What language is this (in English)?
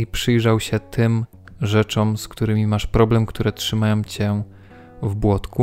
Polish